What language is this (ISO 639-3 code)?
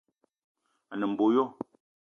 eto